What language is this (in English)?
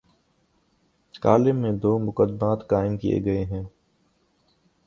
Urdu